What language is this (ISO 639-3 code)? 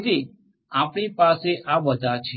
guj